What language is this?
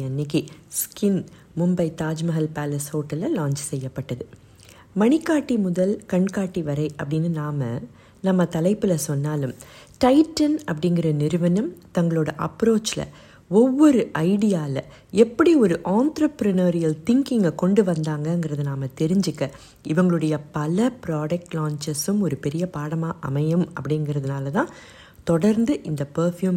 Tamil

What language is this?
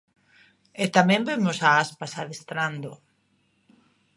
Galician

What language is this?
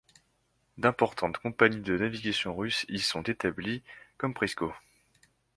French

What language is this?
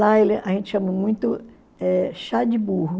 Portuguese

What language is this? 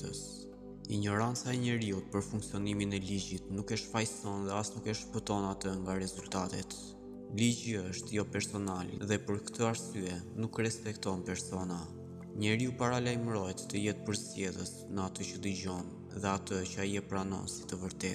Romanian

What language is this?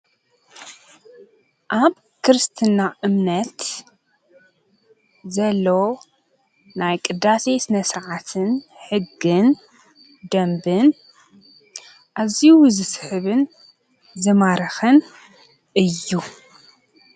Tigrinya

